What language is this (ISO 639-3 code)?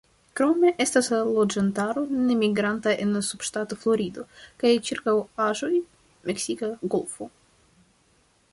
epo